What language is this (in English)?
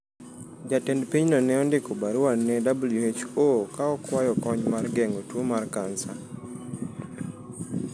Luo (Kenya and Tanzania)